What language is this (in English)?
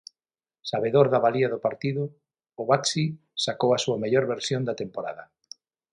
Galician